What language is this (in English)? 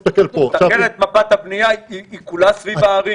Hebrew